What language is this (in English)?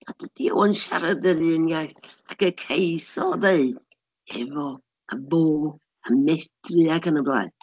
Welsh